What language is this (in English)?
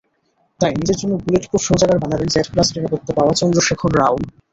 Bangla